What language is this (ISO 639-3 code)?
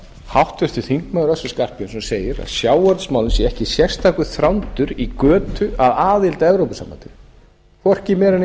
isl